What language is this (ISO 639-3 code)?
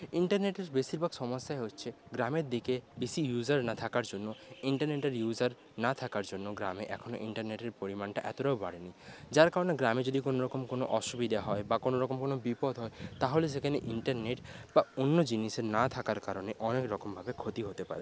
ben